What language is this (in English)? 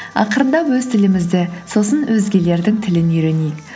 Kazakh